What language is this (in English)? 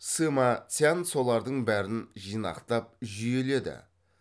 Kazakh